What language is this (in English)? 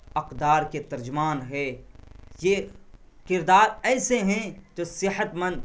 Urdu